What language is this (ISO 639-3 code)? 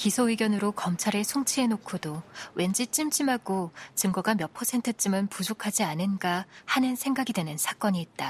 kor